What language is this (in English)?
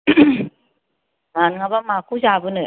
Bodo